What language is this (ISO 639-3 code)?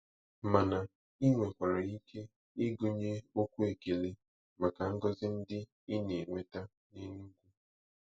ibo